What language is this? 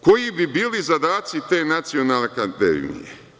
Serbian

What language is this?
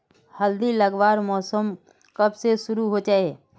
Magahi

